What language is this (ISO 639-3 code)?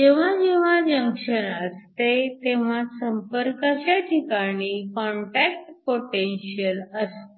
mar